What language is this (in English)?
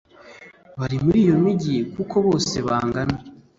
Kinyarwanda